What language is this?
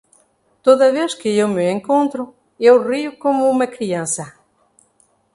Portuguese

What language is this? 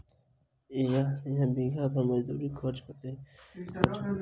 Maithili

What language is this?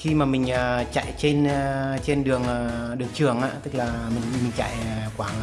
Vietnamese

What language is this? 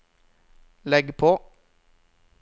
Norwegian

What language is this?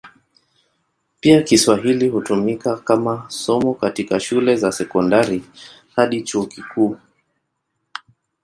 Swahili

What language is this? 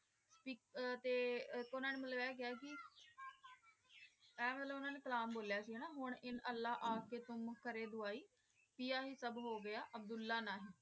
Punjabi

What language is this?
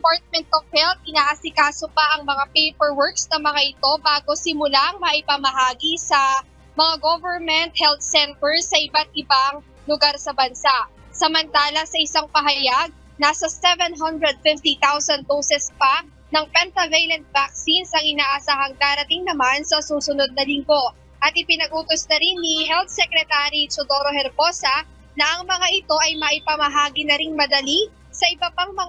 Filipino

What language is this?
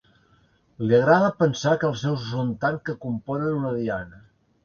Catalan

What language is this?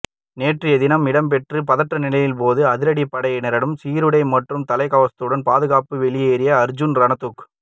Tamil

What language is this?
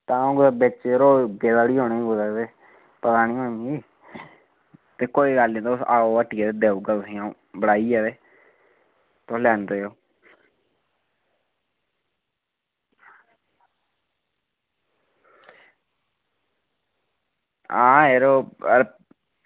Dogri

